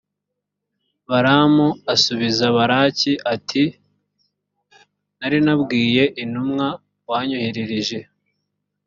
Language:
Kinyarwanda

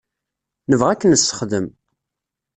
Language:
Kabyle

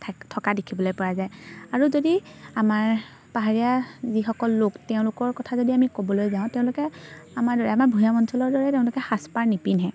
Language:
Assamese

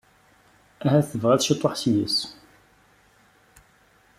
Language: Kabyle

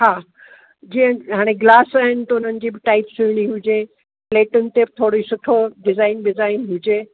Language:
Sindhi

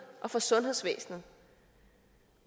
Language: Danish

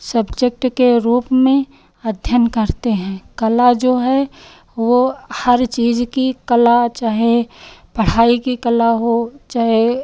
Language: Hindi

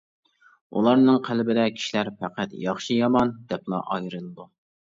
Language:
Uyghur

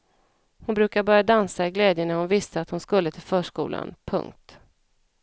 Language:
Swedish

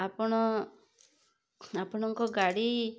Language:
Odia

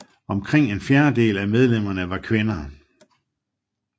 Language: Danish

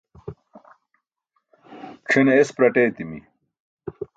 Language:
Burushaski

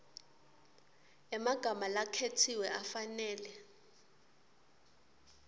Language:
Swati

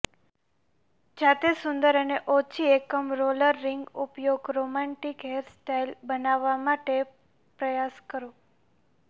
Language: Gujarati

